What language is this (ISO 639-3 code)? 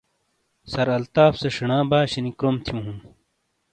scl